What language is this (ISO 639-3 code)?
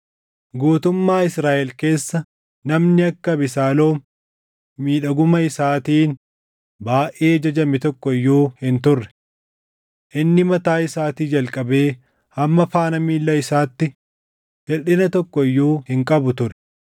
orm